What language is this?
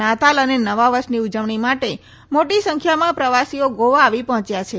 Gujarati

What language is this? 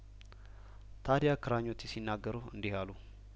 Amharic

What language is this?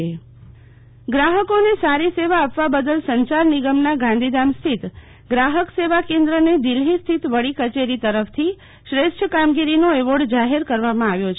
Gujarati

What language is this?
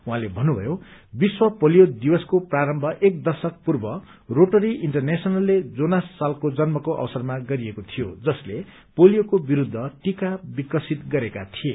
Nepali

